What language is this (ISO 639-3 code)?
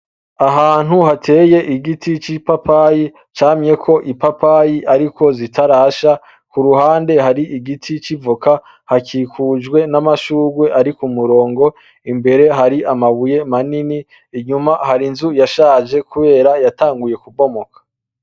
run